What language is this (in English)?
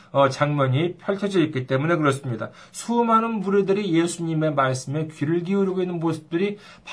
Korean